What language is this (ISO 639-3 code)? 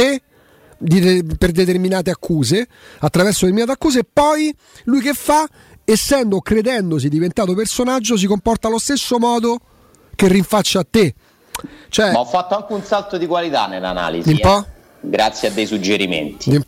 ita